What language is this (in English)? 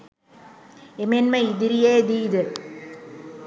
Sinhala